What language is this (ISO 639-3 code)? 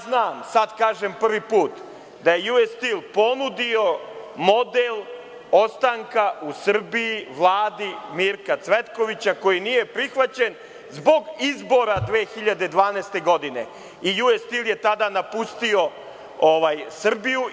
srp